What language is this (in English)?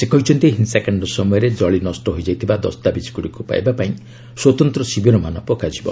Odia